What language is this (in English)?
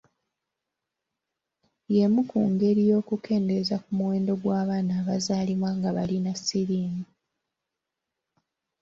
Ganda